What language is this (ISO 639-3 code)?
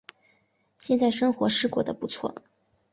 zho